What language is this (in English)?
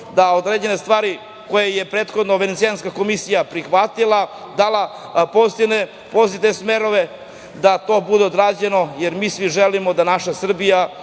Serbian